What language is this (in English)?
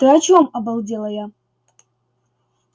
Russian